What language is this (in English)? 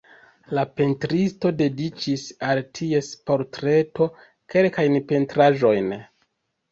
Esperanto